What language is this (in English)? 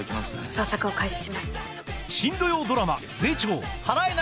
Japanese